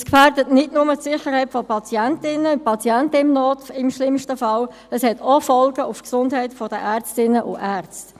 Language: Swiss German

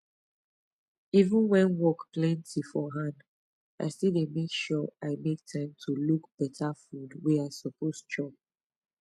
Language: Nigerian Pidgin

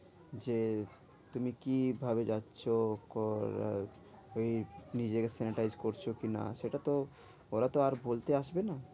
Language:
Bangla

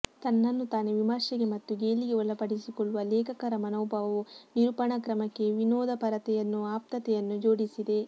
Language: Kannada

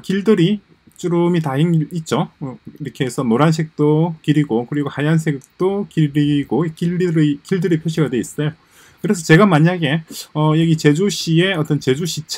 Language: Korean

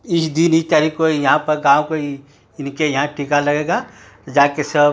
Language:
Hindi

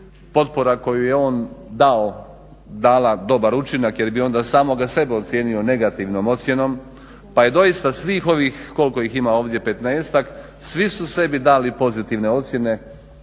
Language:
Croatian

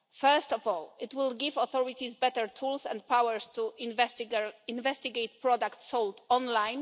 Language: English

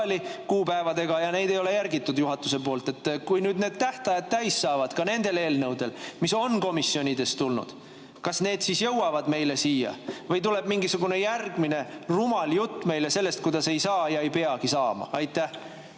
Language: Estonian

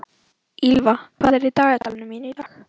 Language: Icelandic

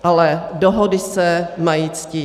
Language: Czech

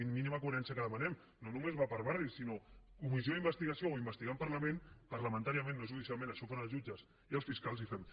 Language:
Catalan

